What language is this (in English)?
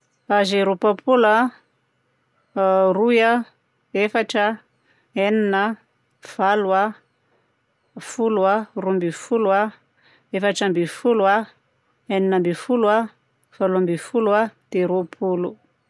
Southern Betsimisaraka Malagasy